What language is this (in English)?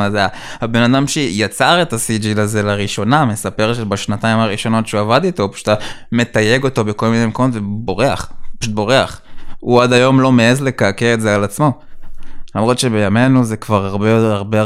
Hebrew